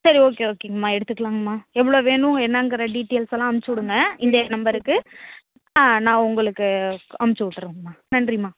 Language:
Tamil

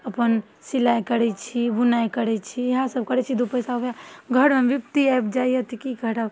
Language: Maithili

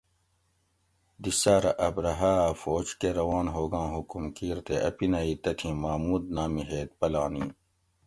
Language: Gawri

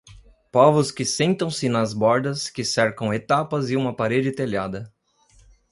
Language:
Portuguese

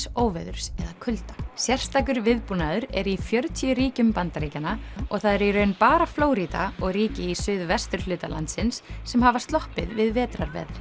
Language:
Icelandic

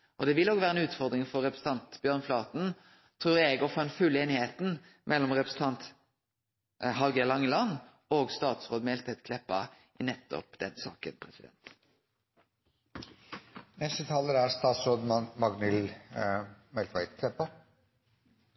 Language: Norwegian Nynorsk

